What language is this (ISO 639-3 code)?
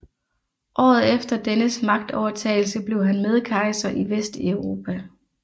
dan